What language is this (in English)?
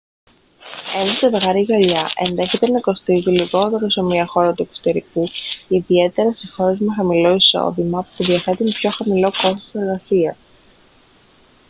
Greek